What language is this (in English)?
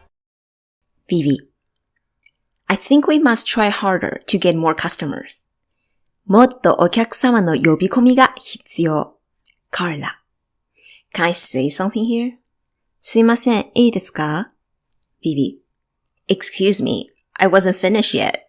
Japanese